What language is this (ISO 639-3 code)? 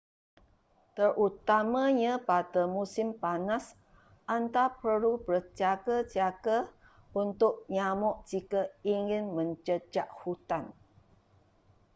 msa